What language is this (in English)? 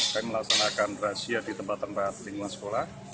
Indonesian